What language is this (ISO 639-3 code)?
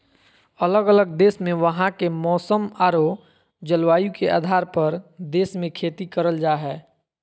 mag